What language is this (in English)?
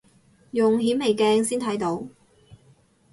Cantonese